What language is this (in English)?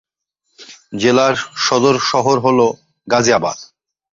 Bangla